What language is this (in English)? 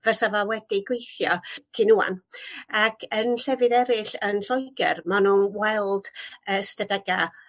Welsh